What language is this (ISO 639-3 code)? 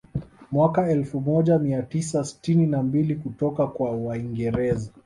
swa